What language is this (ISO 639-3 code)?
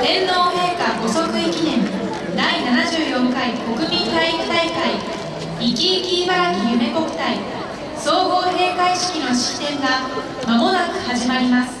jpn